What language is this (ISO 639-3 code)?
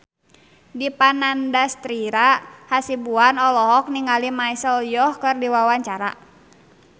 sun